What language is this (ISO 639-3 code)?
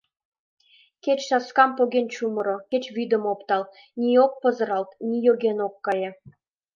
chm